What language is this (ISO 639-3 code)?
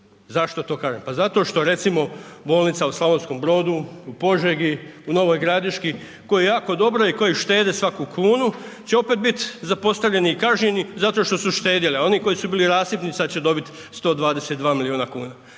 hrv